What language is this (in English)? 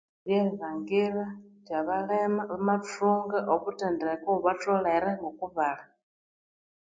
Konzo